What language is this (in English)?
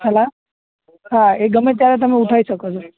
Gujarati